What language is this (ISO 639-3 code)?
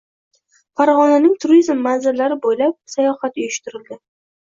uzb